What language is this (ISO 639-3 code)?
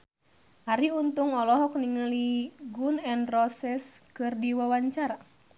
sun